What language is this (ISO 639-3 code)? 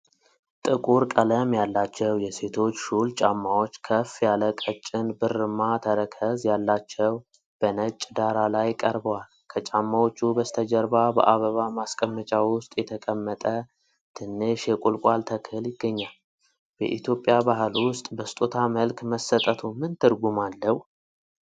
amh